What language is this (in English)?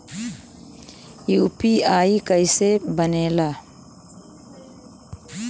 Bhojpuri